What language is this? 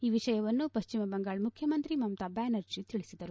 Kannada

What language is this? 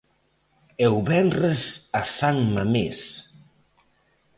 Galician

